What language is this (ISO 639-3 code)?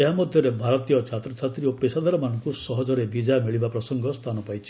ori